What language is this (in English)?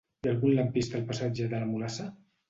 Catalan